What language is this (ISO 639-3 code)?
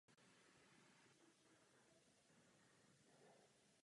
ces